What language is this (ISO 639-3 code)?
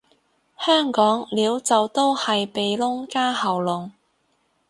yue